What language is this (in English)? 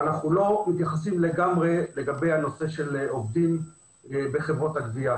Hebrew